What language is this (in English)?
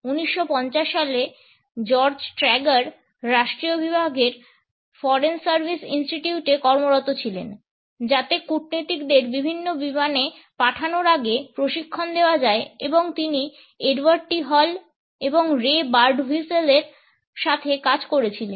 Bangla